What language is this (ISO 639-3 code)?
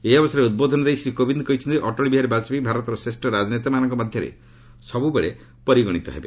ori